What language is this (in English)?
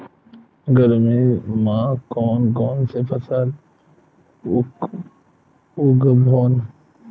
Chhattisgarhi